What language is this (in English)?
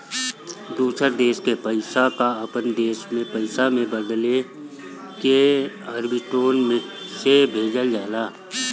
Bhojpuri